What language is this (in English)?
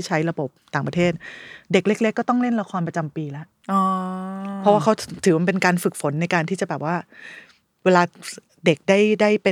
Thai